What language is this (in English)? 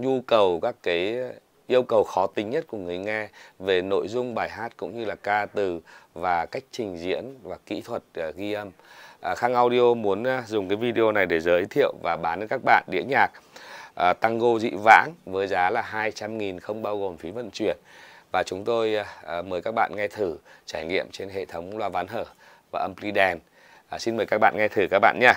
Vietnamese